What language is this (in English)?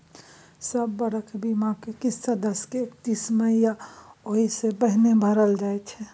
Maithili